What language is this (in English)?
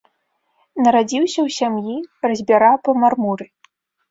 Belarusian